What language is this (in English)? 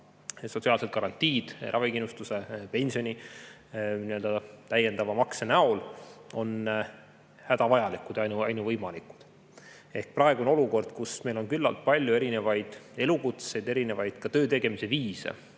Estonian